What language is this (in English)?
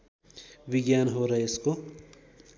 Nepali